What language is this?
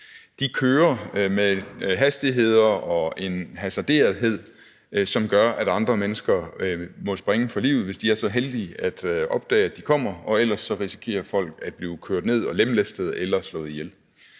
Danish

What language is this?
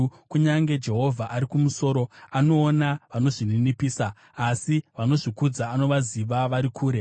Shona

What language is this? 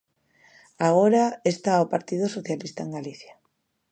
Galician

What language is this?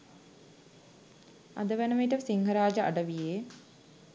Sinhala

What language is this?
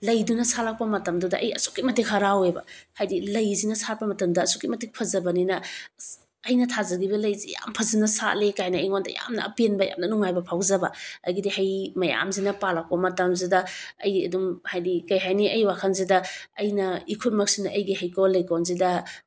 Manipuri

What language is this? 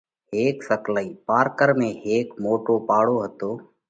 Parkari Koli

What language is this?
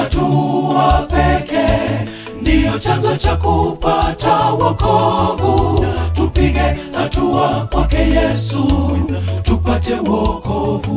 Indonesian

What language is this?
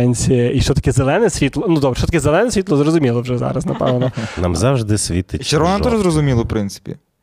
Ukrainian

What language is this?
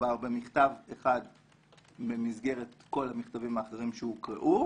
Hebrew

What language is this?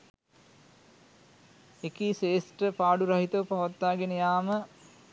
Sinhala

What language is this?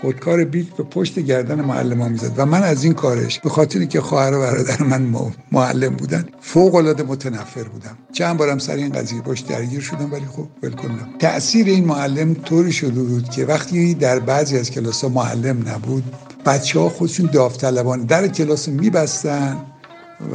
Persian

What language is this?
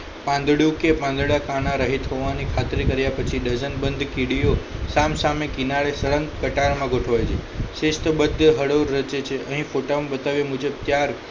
Gujarati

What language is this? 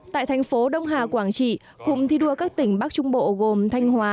Vietnamese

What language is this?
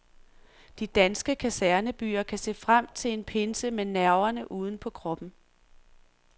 Danish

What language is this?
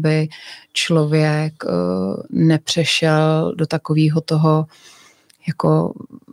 Czech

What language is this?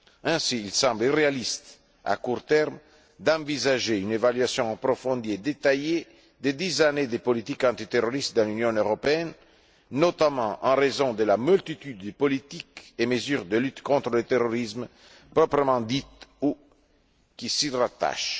French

